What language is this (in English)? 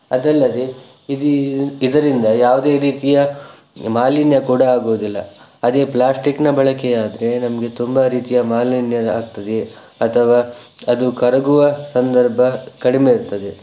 Kannada